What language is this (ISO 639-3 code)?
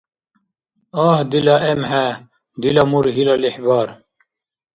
dar